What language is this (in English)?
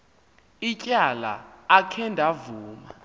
Xhosa